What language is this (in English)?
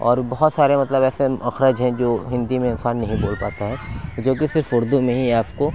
Urdu